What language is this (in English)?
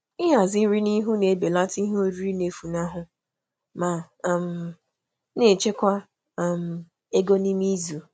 Igbo